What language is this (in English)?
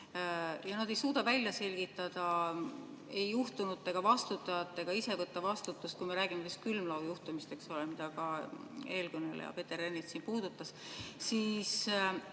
Estonian